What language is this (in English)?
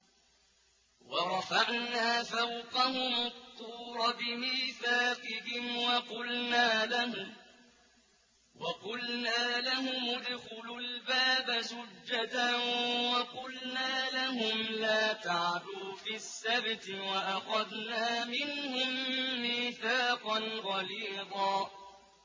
Arabic